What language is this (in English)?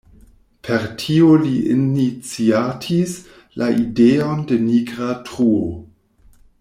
Esperanto